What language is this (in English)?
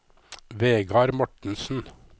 Norwegian